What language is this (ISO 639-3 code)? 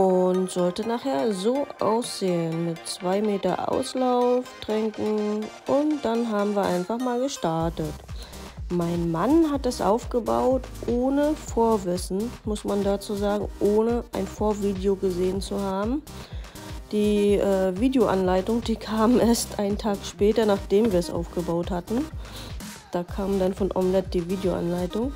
deu